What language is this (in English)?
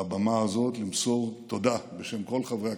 Hebrew